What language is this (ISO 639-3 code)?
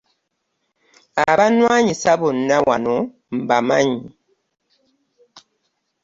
lug